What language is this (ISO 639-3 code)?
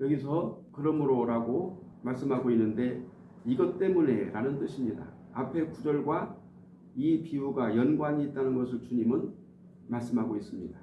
kor